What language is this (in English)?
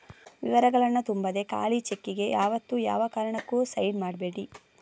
Kannada